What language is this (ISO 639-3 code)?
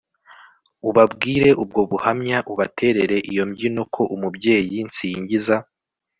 kin